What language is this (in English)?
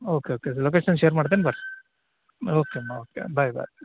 Kannada